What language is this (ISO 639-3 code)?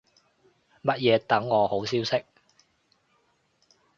yue